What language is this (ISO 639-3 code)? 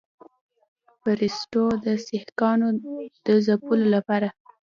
pus